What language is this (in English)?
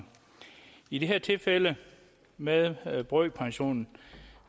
Danish